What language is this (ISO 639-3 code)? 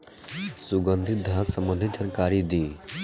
bho